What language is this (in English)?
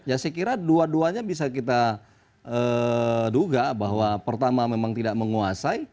Indonesian